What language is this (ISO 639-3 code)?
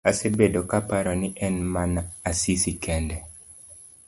luo